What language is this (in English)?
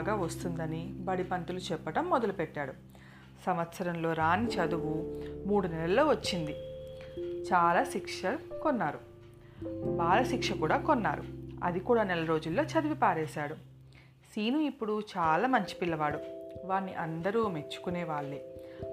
Telugu